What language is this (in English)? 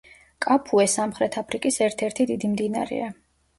Georgian